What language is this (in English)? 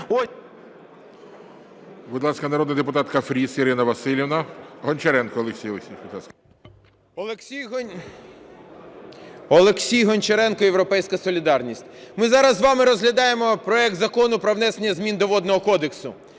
Ukrainian